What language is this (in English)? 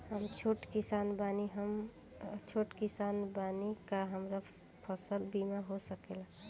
Bhojpuri